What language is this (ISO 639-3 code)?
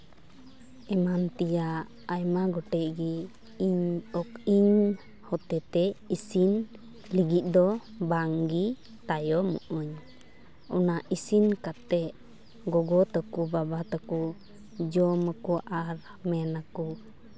sat